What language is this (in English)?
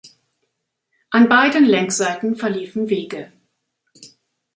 German